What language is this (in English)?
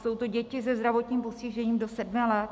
Czech